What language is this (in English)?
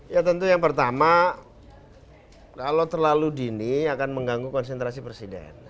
Indonesian